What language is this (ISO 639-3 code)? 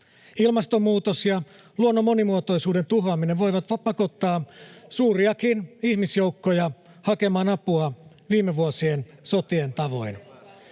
fin